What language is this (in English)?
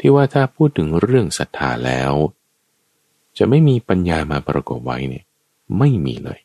Thai